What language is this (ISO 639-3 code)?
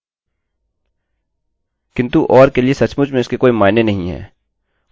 hin